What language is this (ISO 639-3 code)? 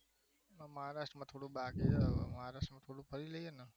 guj